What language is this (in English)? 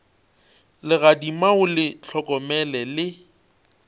Northern Sotho